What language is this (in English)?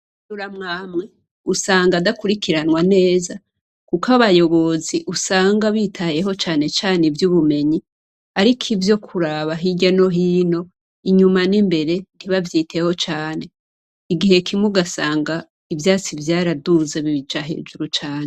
Rundi